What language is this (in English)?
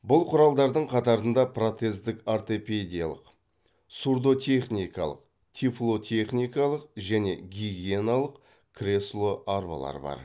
Kazakh